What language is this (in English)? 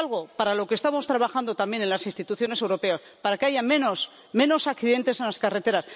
Spanish